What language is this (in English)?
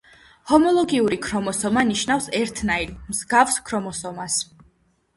Georgian